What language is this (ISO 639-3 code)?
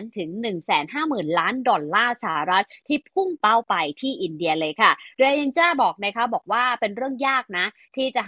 tha